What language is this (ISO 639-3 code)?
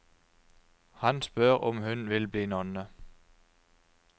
nor